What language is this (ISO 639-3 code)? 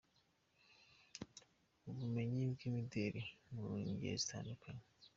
kin